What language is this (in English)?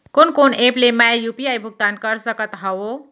Chhattisgarhi